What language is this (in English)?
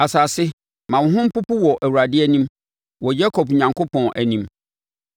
Akan